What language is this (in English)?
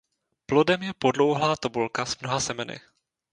Czech